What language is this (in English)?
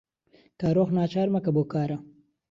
Central Kurdish